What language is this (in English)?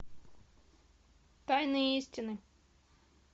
Russian